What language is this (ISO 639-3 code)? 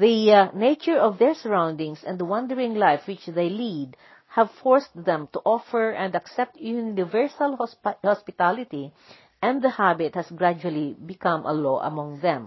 fil